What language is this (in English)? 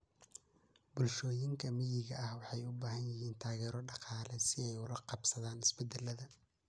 Somali